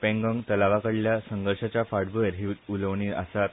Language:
Konkani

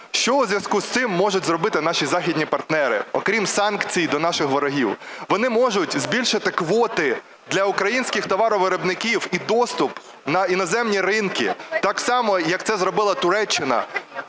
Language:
Ukrainian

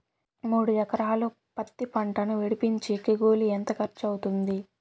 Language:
Telugu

